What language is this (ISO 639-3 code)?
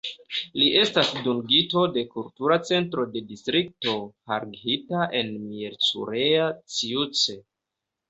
epo